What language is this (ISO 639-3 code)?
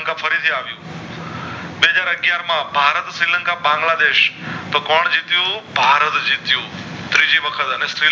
guj